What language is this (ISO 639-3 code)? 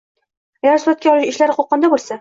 uzb